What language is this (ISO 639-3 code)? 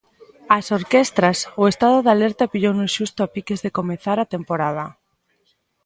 glg